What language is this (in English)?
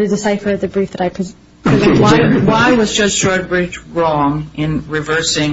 English